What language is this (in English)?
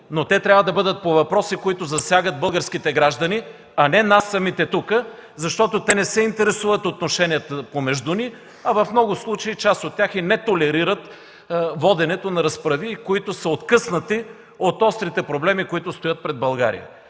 Bulgarian